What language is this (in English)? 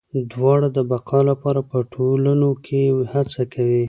Pashto